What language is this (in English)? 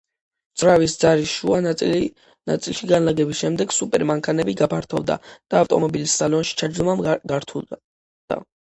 Georgian